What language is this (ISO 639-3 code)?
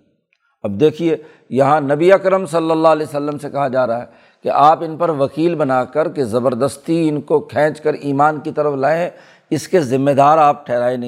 urd